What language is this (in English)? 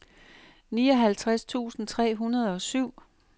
Danish